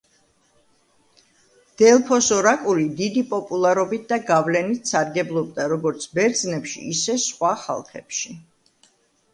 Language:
Georgian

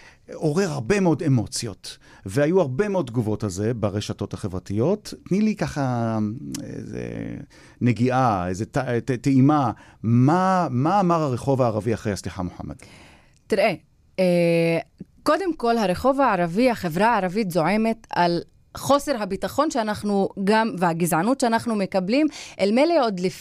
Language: Hebrew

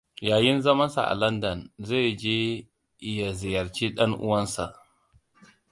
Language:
Hausa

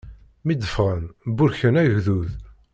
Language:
Kabyle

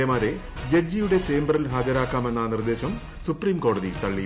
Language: Malayalam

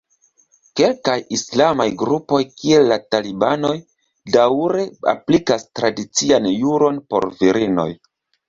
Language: Esperanto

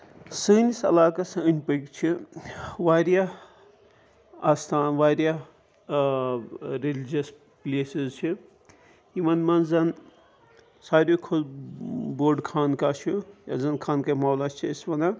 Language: Kashmiri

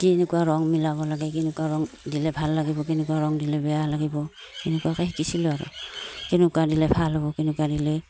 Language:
Assamese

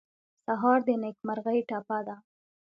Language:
Pashto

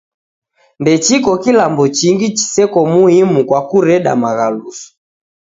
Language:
Taita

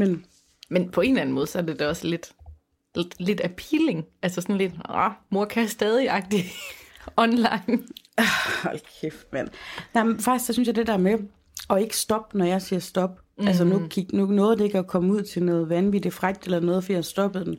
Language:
Danish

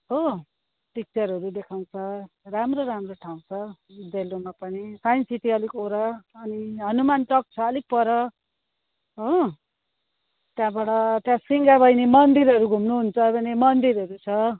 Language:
Nepali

